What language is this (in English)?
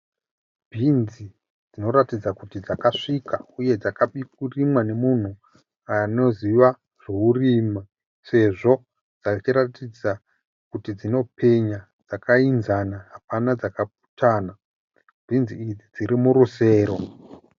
Shona